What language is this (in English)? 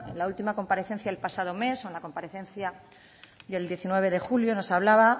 Spanish